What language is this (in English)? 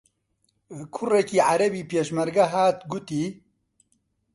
Central Kurdish